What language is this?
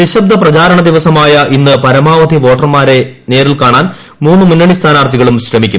Malayalam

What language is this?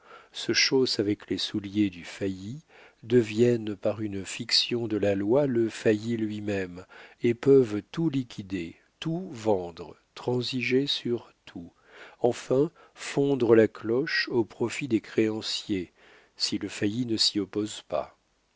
French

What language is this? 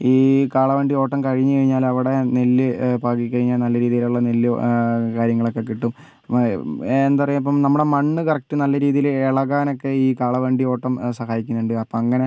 Malayalam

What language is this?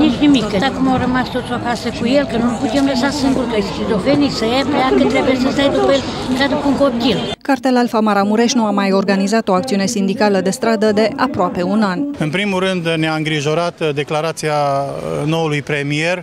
Romanian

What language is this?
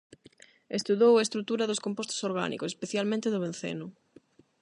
Galician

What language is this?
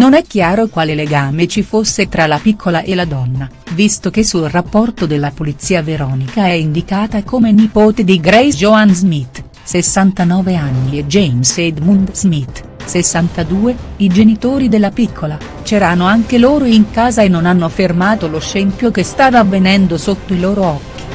Italian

